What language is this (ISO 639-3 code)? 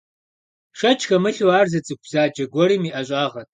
kbd